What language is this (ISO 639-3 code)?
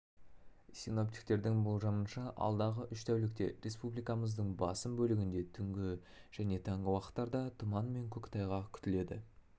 kaz